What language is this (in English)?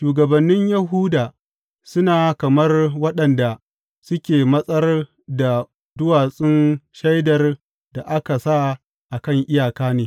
Hausa